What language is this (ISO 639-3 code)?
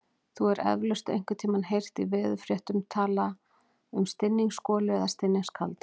isl